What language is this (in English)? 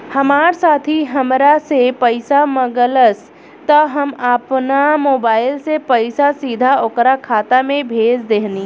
Bhojpuri